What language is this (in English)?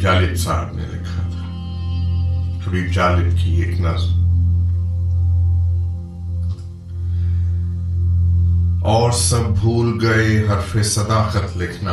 Urdu